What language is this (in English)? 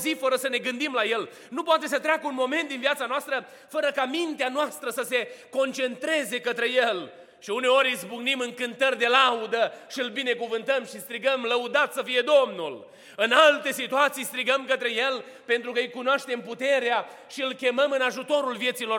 Romanian